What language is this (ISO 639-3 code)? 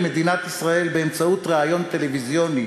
heb